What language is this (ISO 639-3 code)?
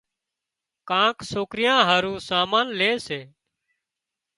kxp